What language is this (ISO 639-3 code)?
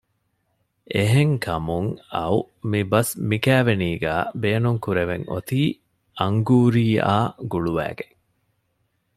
div